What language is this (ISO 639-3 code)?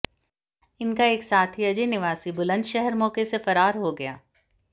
hin